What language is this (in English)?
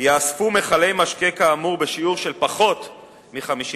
Hebrew